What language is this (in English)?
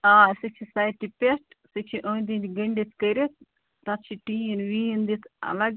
Kashmiri